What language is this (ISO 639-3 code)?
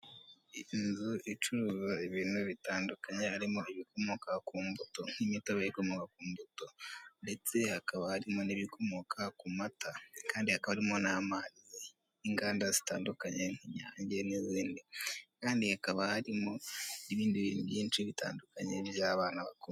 kin